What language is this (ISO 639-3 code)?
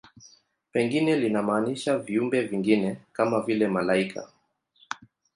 swa